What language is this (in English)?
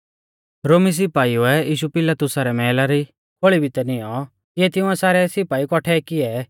Mahasu Pahari